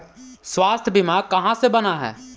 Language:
Magahi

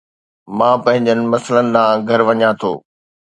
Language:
Sindhi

